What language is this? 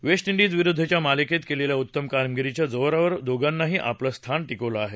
Marathi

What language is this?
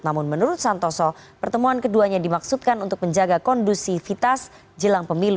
Indonesian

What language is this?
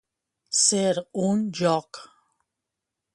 Catalan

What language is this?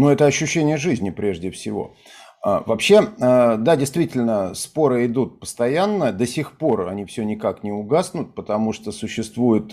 Russian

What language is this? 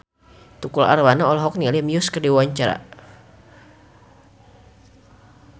Sundanese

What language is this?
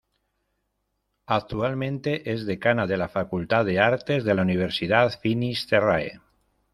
Spanish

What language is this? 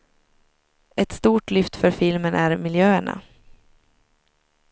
Swedish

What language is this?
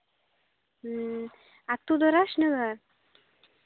Santali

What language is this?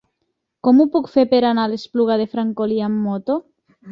Catalan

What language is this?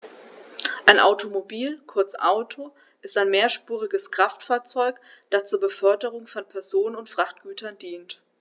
German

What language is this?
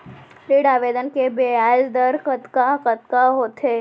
Chhattisgarhi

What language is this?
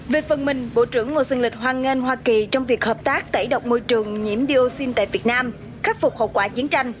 Vietnamese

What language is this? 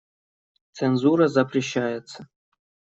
Russian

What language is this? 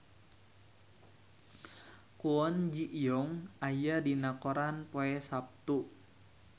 Sundanese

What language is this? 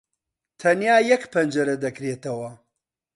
Central Kurdish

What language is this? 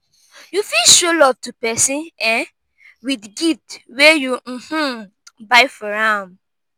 Nigerian Pidgin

